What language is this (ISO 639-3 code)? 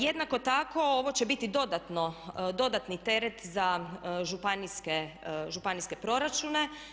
hrv